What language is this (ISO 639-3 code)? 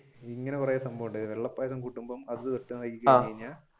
mal